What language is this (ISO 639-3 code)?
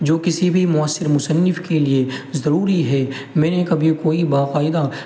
urd